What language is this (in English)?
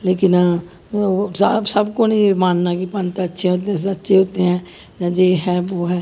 Dogri